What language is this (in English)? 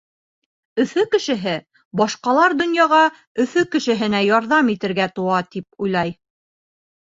Bashkir